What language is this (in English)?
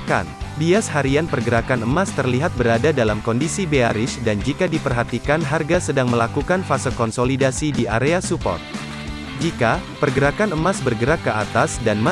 Indonesian